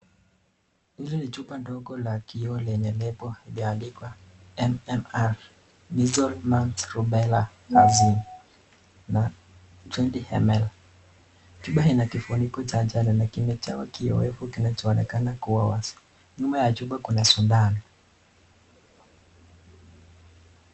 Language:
Swahili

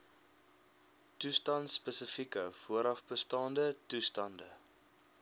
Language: Afrikaans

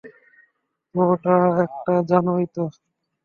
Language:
Bangla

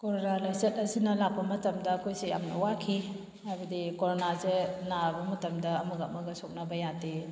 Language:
Manipuri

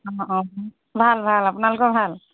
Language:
Assamese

